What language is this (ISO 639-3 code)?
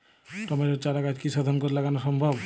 ben